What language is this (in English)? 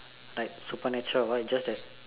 English